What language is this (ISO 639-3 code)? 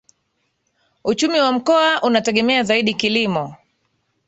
swa